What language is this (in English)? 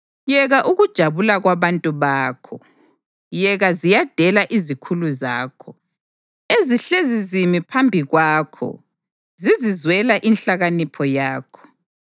North Ndebele